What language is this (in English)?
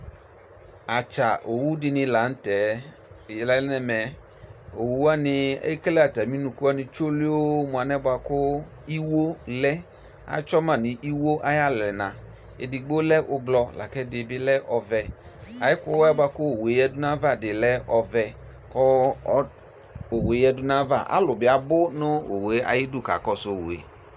Ikposo